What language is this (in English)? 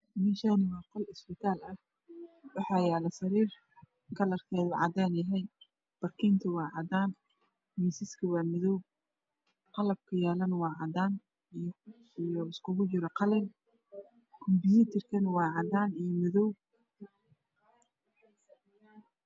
Somali